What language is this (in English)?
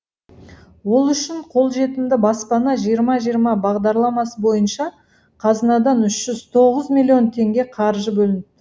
Kazakh